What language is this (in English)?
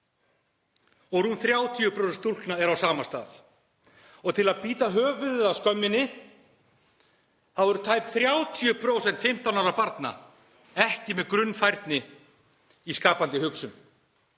Icelandic